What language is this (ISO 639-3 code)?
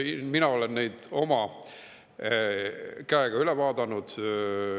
est